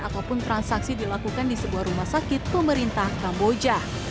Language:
Indonesian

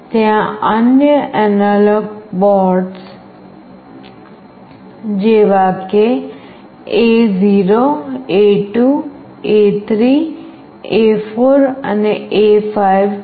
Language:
Gujarati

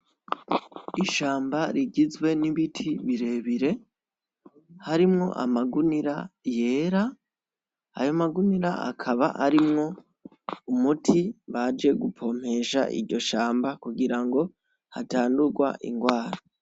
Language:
Rundi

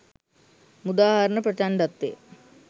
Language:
Sinhala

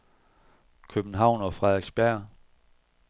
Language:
Danish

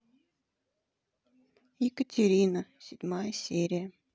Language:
Russian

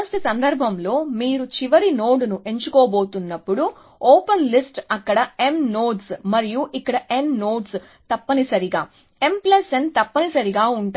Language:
Telugu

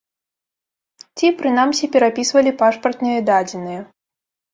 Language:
Belarusian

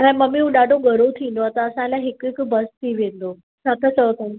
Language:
Sindhi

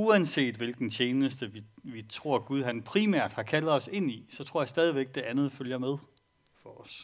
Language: Danish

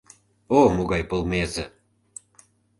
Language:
Mari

